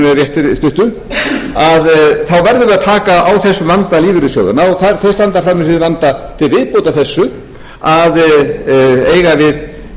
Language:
Icelandic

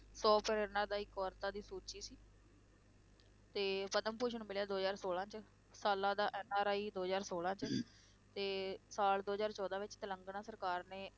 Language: Punjabi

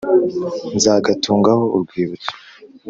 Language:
Kinyarwanda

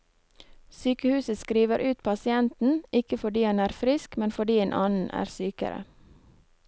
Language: Norwegian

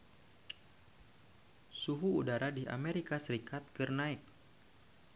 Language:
Sundanese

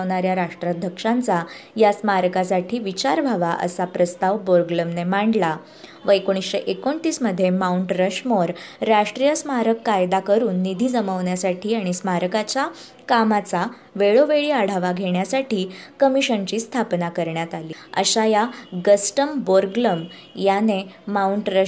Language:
Marathi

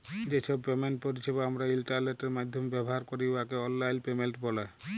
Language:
Bangla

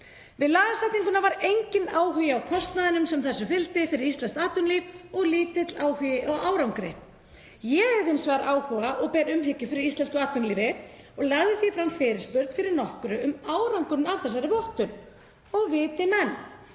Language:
Icelandic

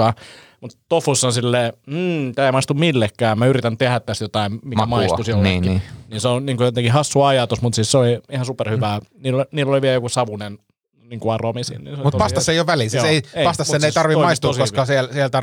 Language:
Finnish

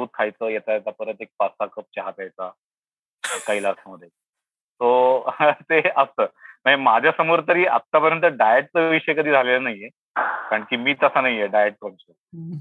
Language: Marathi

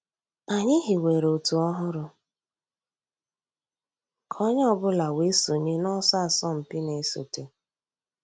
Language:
Igbo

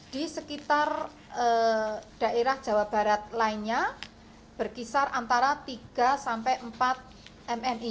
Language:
Indonesian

